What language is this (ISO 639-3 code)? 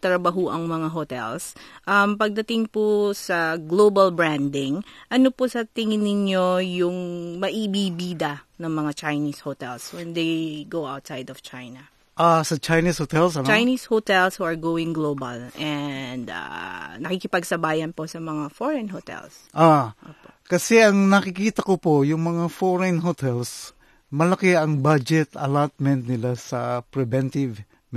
fil